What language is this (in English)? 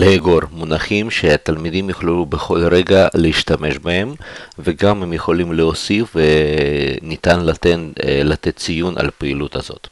Hebrew